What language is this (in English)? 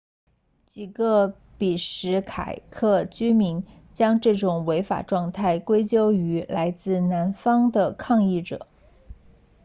Chinese